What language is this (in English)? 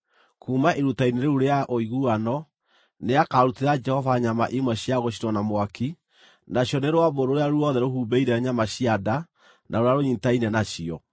Kikuyu